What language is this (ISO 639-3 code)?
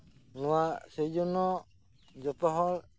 sat